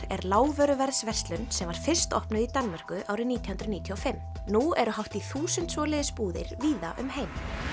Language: Icelandic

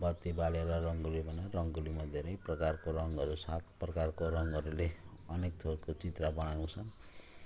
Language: Nepali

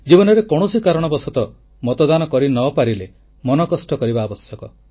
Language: Odia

